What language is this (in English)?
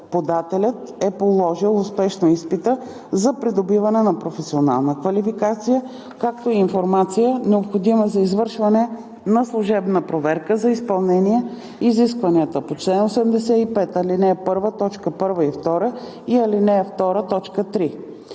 Bulgarian